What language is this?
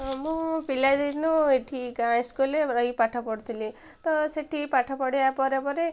Odia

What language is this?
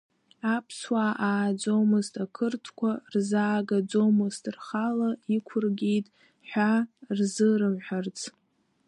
Abkhazian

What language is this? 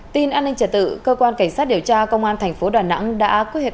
Vietnamese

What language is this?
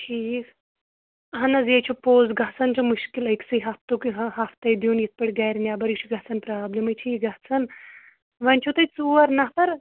Kashmiri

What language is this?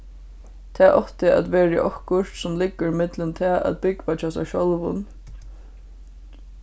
Faroese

